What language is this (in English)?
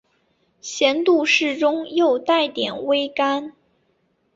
Chinese